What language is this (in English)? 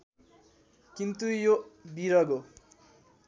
Nepali